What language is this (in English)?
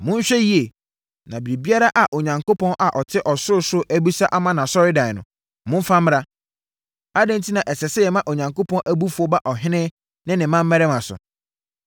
Akan